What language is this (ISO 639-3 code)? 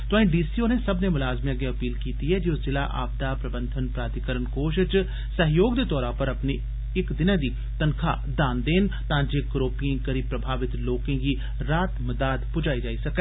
doi